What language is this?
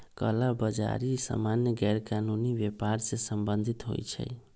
Magahi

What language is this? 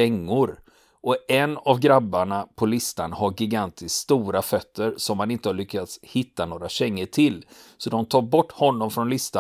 Swedish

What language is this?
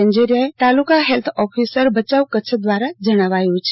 Gujarati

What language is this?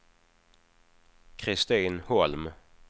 Swedish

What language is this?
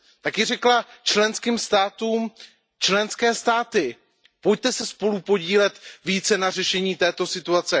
Czech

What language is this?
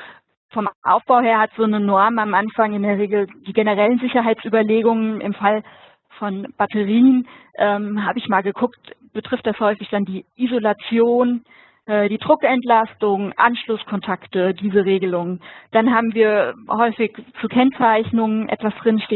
German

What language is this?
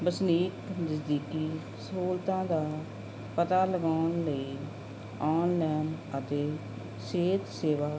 Punjabi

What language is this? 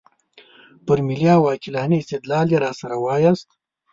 Pashto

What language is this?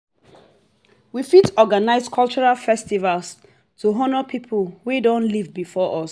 Nigerian Pidgin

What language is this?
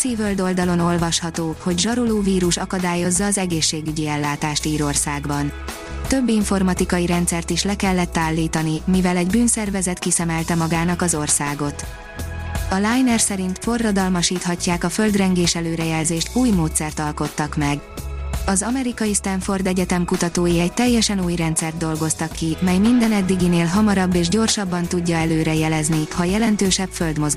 Hungarian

